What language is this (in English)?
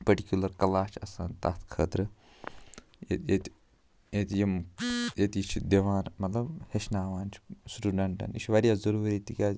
Kashmiri